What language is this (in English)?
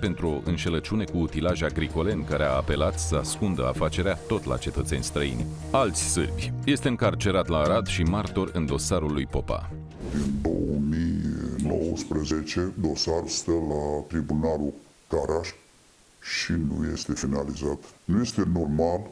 Romanian